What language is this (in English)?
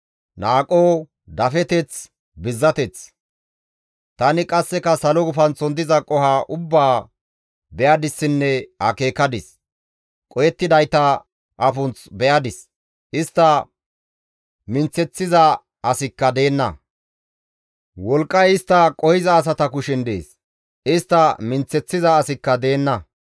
Gamo